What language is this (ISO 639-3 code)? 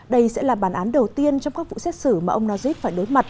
vie